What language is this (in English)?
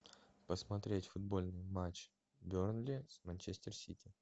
Russian